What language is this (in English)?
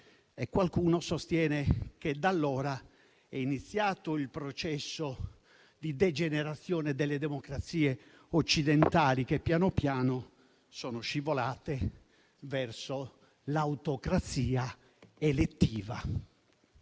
Italian